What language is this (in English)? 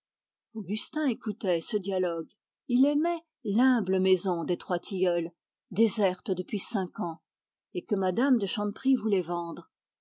French